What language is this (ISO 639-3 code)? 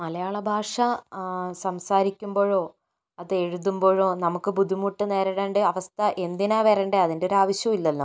mal